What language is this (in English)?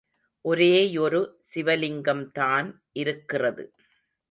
Tamil